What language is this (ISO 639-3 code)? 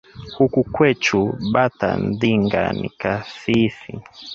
swa